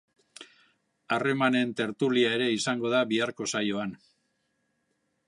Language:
Basque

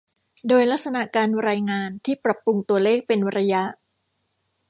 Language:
Thai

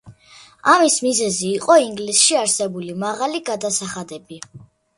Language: Georgian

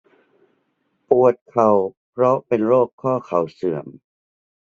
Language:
Thai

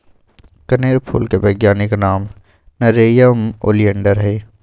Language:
Magahi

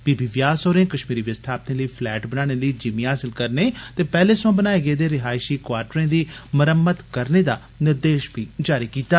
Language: Dogri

